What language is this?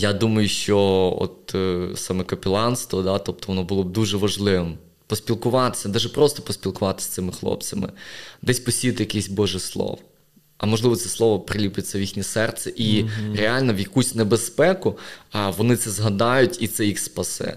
Ukrainian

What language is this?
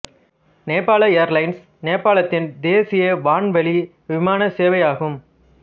Tamil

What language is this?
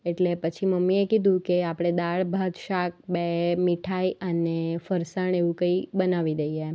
Gujarati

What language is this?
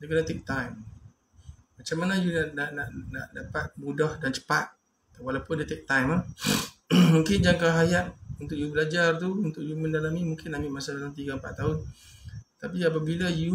Malay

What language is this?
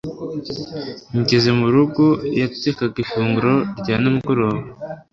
Kinyarwanda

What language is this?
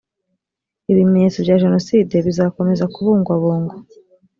Kinyarwanda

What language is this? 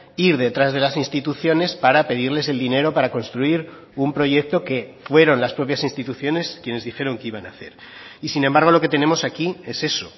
Spanish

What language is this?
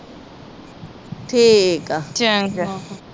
Punjabi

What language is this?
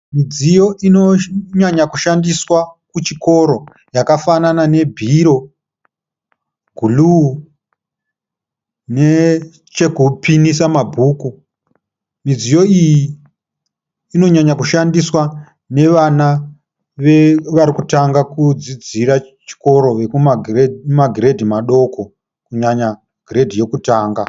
Shona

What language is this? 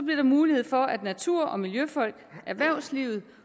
Danish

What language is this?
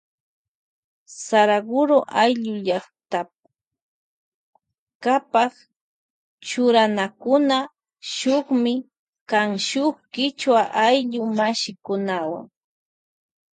Loja Highland Quichua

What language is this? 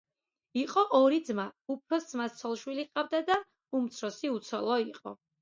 Georgian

